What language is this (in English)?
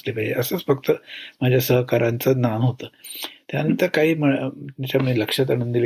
Marathi